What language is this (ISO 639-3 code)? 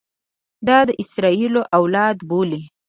pus